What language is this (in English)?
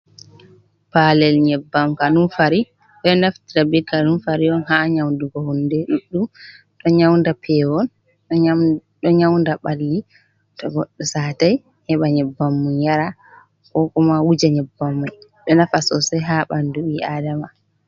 Fula